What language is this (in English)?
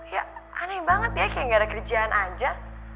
Indonesian